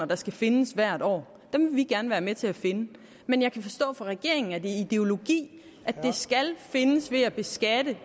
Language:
Danish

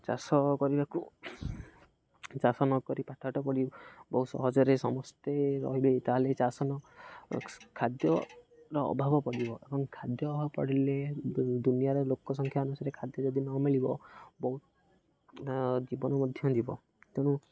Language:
Odia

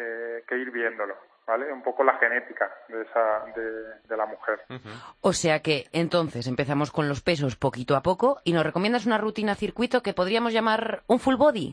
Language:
Spanish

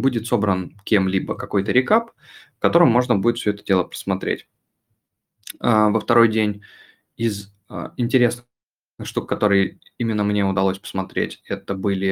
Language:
Russian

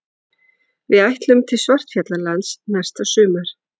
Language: Icelandic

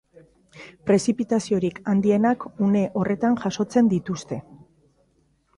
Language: Basque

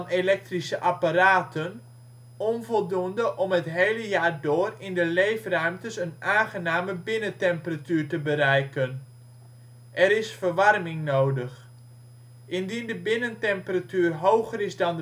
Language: Dutch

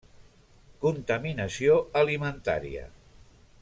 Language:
Catalan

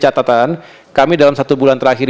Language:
Indonesian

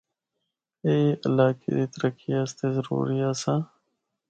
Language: Northern Hindko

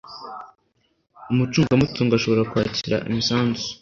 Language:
Kinyarwanda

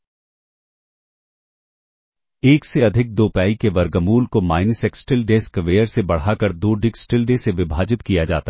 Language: Hindi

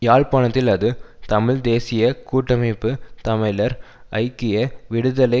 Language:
Tamil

